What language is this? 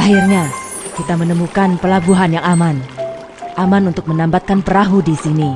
Indonesian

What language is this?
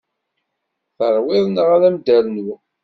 Kabyle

